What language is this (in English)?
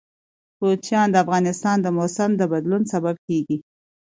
Pashto